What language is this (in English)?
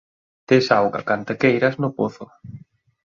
Galician